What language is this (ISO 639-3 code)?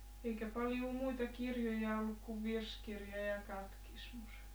fin